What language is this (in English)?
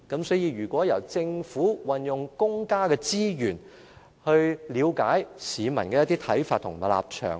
Cantonese